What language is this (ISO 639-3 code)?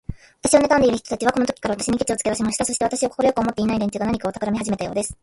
jpn